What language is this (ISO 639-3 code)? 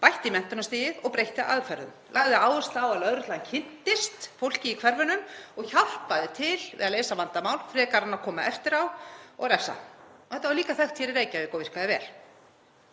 isl